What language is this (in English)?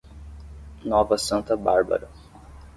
Portuguese